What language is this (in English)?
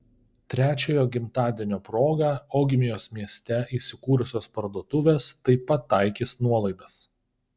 Lithuanian